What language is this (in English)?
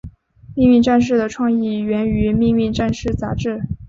Chinese